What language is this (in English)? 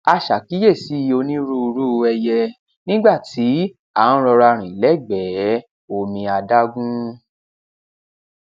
Yoruba